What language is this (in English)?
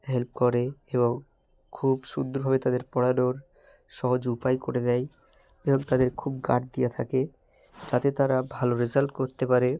Bangla